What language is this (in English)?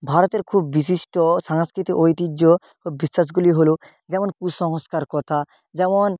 Bangla